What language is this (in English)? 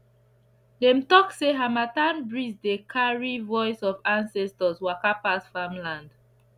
Nigerian Pidgin